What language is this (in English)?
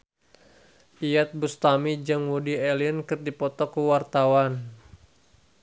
Sundanese